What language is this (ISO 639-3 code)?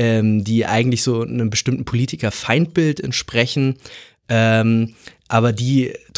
deu